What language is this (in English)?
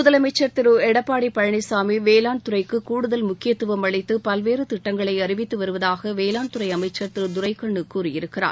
Tamil